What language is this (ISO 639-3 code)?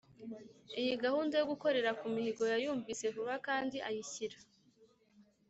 kin